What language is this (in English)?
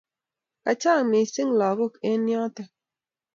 Kalenjin